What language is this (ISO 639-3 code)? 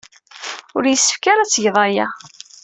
kab